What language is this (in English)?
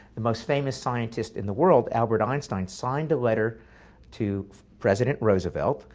English